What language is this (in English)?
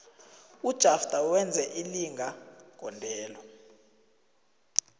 South Ndebele